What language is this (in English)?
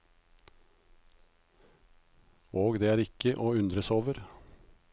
Norwegian